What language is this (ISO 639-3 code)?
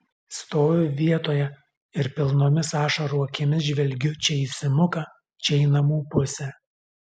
lit